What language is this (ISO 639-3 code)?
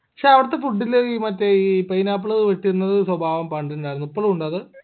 mal